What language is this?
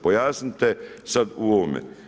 Croatian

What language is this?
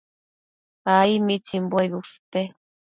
Matsés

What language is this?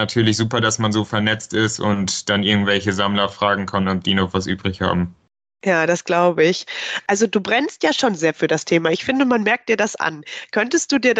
German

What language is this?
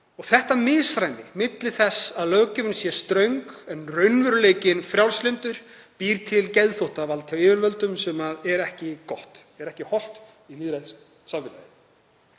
Icelandic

